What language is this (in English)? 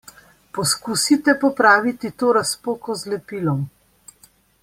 Slovenian